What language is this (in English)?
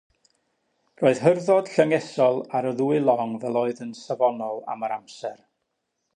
Welsh